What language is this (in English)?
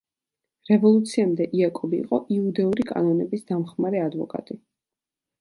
Georgian